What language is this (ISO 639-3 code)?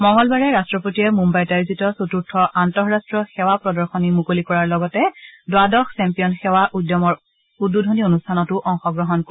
asm